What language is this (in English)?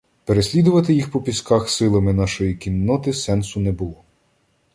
Ukrainian